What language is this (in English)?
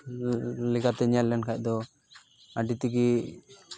Santali